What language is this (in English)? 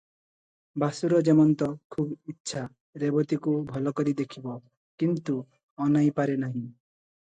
Odia